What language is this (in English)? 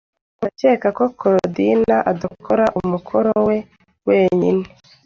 Kinyarwanda